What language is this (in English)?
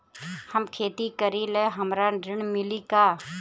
Bhojpuri